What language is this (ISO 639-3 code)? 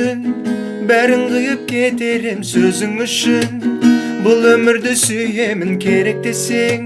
kaz